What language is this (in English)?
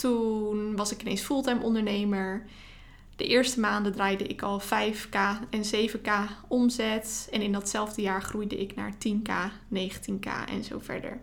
Dutch